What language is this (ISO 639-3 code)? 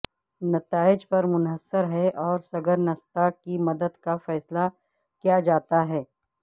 urd